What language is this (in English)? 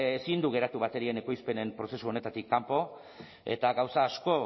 Basque